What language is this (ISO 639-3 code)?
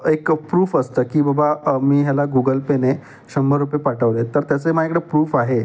mar